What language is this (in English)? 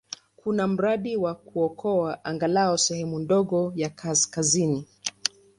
Swahili